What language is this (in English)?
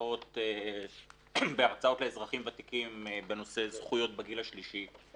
Hebrew